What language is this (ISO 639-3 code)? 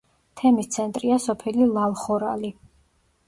kat